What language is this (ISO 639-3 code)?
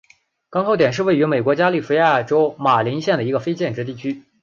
zho